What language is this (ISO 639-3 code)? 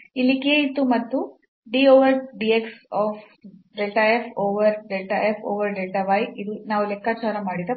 kan